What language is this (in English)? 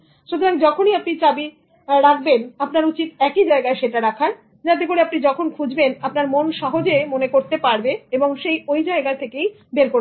Bangla